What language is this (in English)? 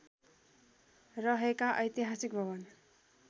Nepali